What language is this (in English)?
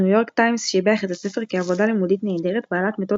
Hebrew